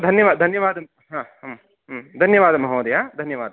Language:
Sanskrit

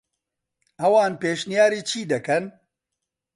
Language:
Central Kurdish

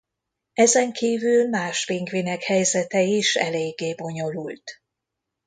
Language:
Hungarian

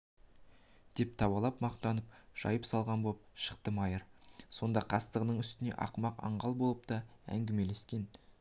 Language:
Kazakh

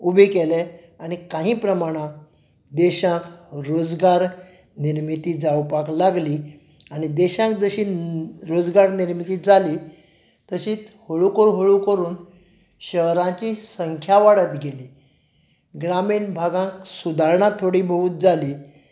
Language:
Konkani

